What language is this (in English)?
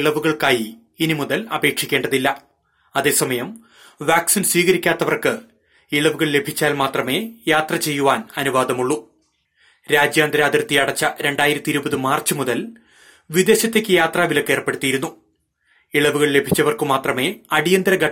Malayalam